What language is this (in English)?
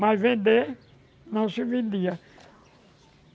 Portuguese